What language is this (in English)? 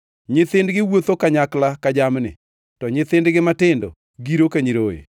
Luo (Kenya and Tanzania)